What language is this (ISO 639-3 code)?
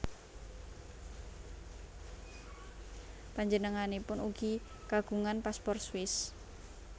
jav